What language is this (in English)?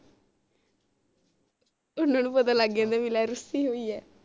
Punjabi